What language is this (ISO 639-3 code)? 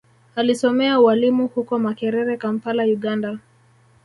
swa